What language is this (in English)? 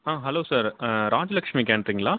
Tamil